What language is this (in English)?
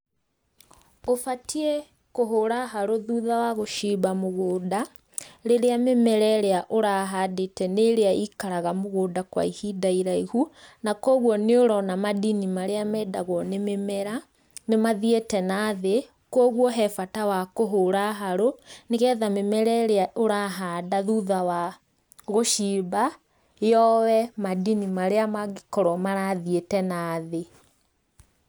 Kikuyu